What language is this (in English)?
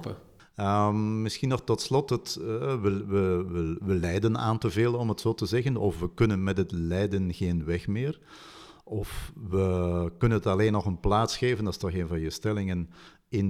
Dutch